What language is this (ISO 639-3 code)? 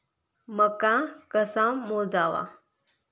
mar